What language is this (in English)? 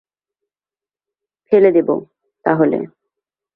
Bangla